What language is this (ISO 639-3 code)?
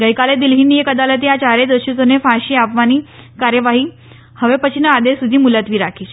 guj